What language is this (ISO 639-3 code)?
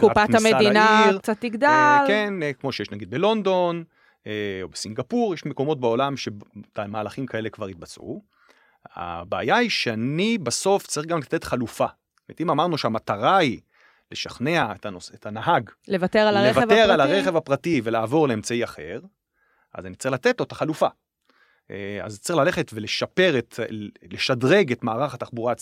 heb